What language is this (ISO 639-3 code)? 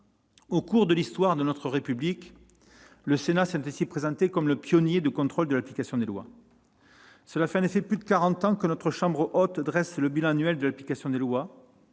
fra